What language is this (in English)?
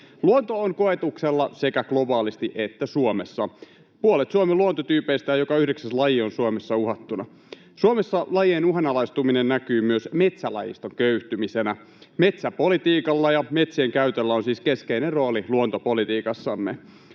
Finnish